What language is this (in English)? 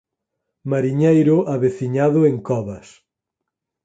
Galician